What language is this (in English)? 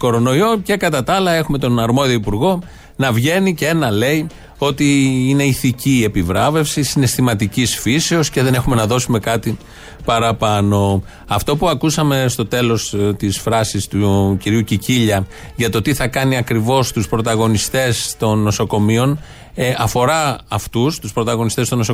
Greek